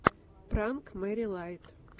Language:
Russian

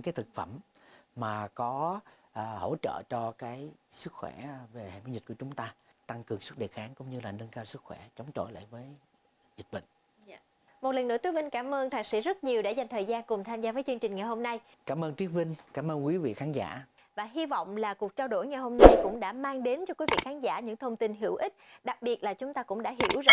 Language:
Vietnamese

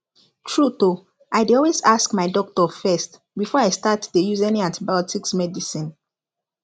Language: Nigerian Pidgin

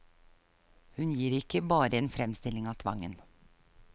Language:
Norwegian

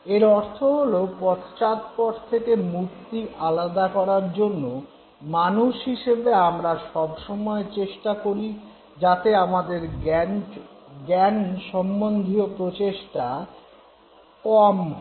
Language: Bangla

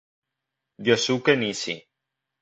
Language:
Spanish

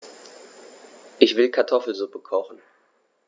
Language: German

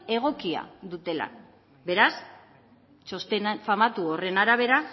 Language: Basque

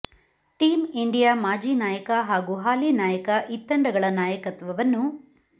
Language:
Kannada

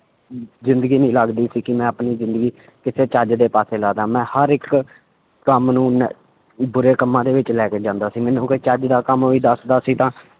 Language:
Punjabi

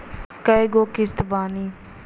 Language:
Bhojpuri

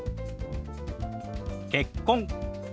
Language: Japanese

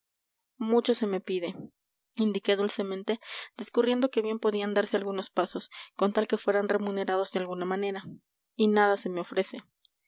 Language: Spanish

